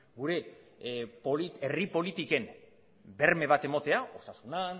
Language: Basque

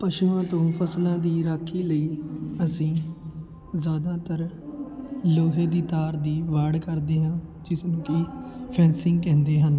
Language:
Punjabi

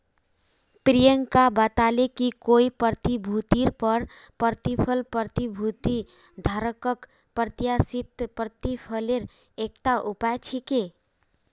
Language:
Magahi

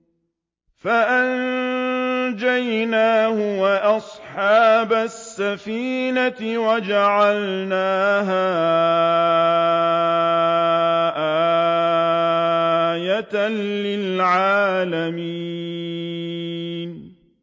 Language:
Arabic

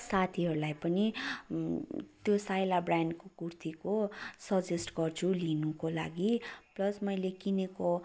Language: Nepali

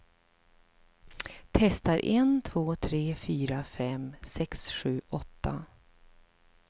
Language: Swedish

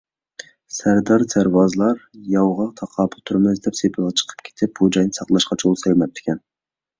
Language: Uyghur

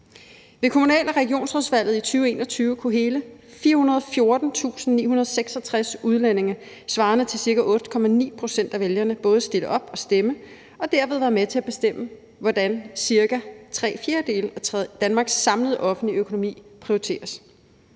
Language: Danish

